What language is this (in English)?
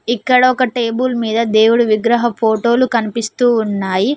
Telugu